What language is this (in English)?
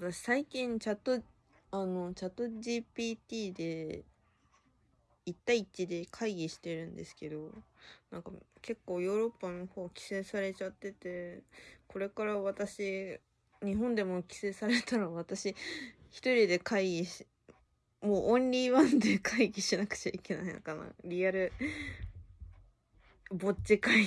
Japanese